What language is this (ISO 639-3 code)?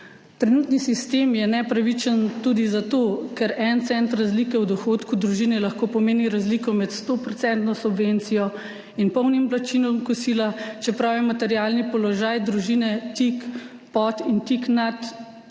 slv